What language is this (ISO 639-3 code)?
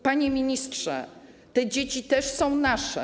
pol